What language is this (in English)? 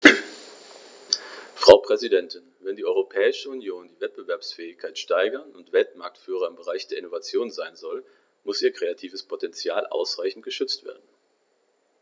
German